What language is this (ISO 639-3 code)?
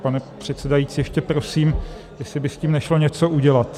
ces